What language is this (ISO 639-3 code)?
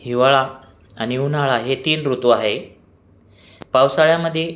mar